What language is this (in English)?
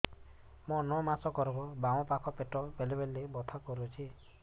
Odia